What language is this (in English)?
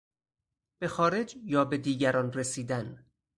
Persian